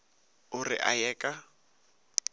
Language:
Northern Sotho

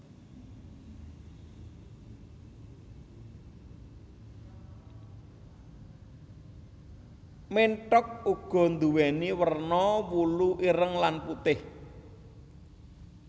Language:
Javanese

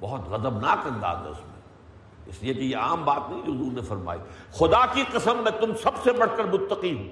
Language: Urdu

